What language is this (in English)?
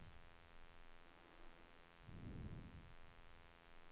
Swedish